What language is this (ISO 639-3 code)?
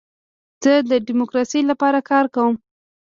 pus